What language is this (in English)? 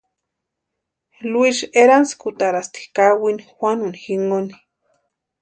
Western Highland Purepecha